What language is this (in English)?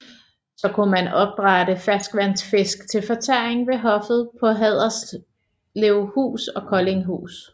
Danish